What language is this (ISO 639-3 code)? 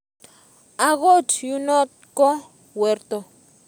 kln